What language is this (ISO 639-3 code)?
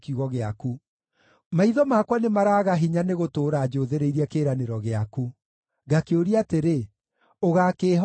kik